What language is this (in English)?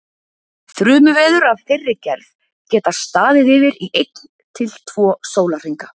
Icelandic